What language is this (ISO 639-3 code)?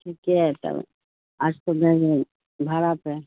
urd